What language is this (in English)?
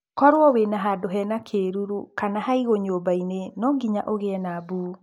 Kikuyu